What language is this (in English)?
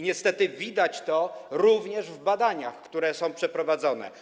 Polish